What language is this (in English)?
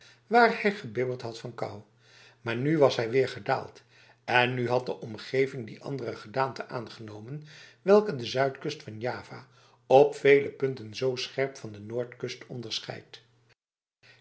Dutch